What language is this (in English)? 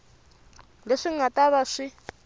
Tsonga